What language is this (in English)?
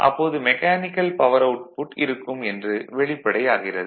Tamil